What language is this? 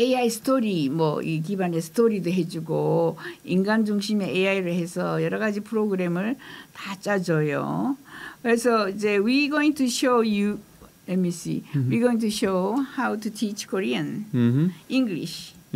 Korean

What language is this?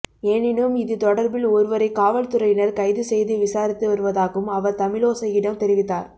Tamil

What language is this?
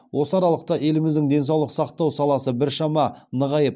Kazakh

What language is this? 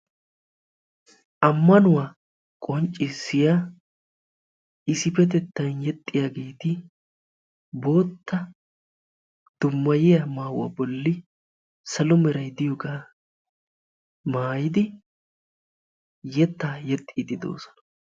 Wolaytta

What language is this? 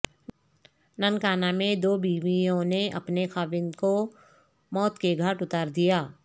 Urdu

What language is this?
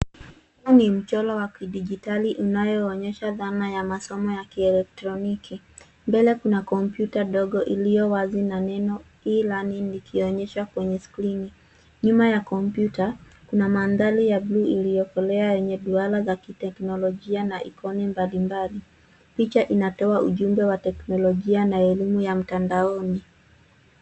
Swahili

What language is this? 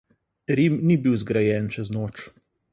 Slovenian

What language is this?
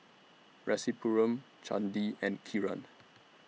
English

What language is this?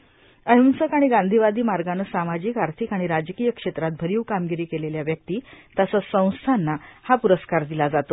Marathi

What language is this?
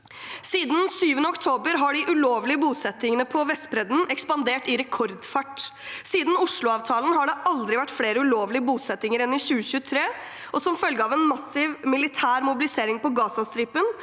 Norwegian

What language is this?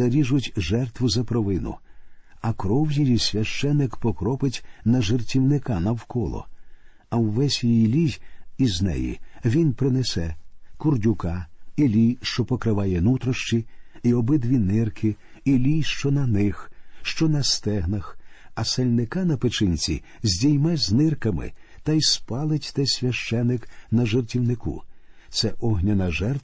Ukrainian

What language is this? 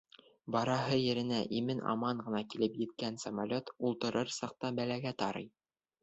Bashkir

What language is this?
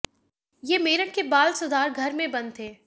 Hindi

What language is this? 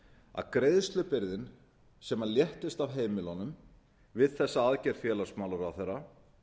Icelandic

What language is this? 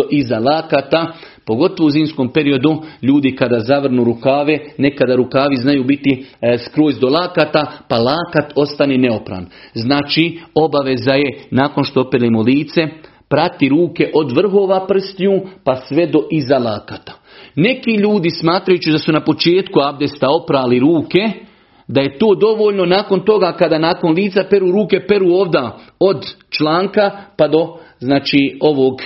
Croatian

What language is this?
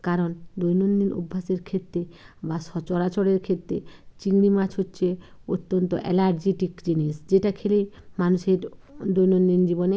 Bangla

